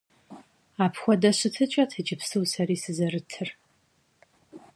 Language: Kabardian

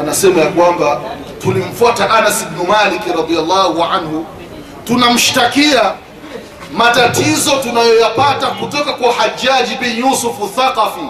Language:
Swahili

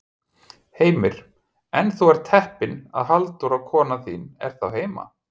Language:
Icelandic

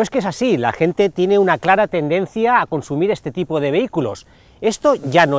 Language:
Spanish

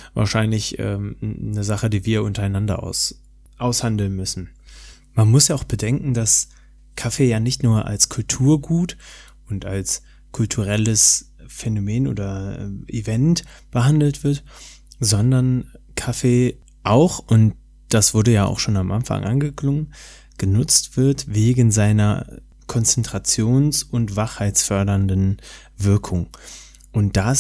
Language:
German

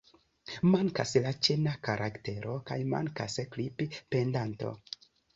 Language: Esperanto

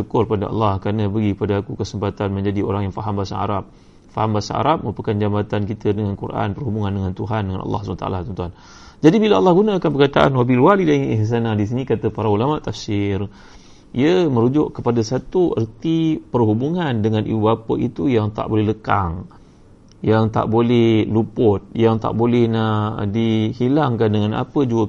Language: Malay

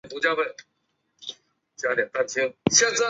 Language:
Chinese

